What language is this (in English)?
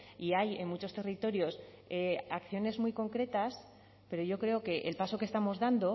Spanish